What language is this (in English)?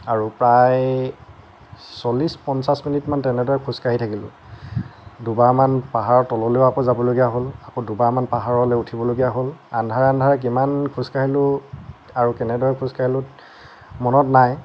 Assamese